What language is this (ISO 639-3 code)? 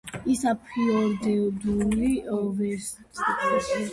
kat